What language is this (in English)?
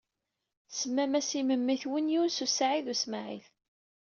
Kabyle